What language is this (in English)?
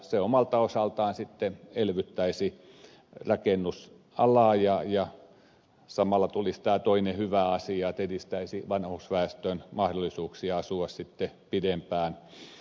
Finnish